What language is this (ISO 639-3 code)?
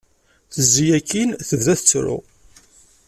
kab